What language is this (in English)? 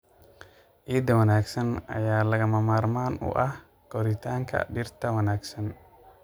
Somali